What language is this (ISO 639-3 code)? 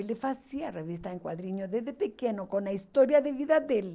por